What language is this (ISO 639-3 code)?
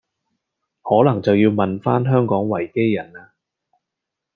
yue